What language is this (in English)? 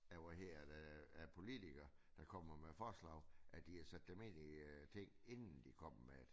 Danish